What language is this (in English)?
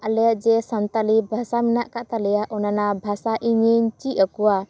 Santali